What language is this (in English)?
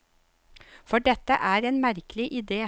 Norwegian